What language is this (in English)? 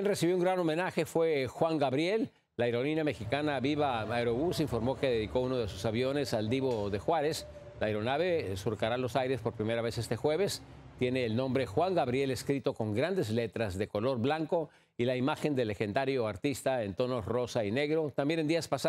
Spanish